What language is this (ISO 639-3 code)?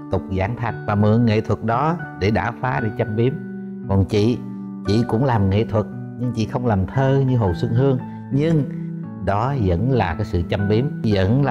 vie